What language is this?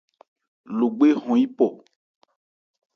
Ebrié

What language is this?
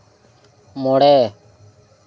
Santali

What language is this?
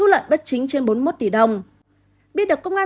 Vietnamese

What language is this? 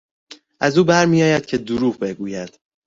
Persian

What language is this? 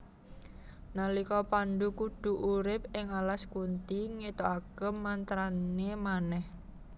Javanese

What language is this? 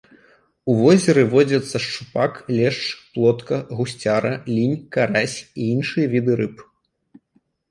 Belarusian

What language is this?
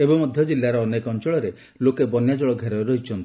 Odia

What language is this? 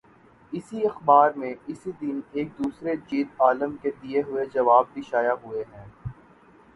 Urdu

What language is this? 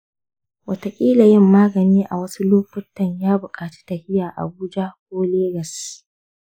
Hausa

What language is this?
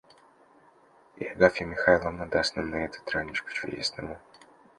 Russian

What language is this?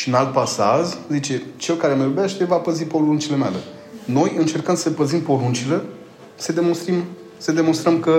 Romanian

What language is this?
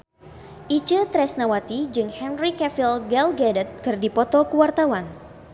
Sundanese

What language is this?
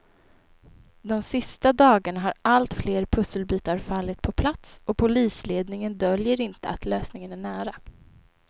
Swedish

